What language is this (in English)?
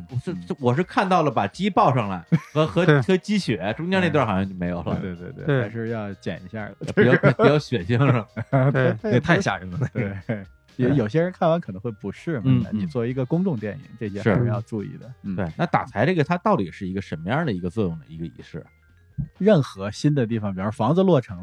Chinese